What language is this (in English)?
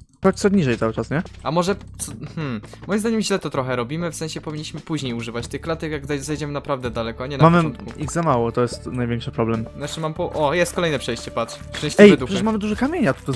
Polish